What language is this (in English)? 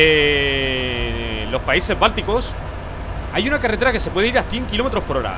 Spanish